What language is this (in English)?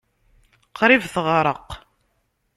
Kabyle